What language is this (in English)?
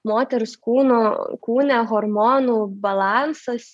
Lithuanian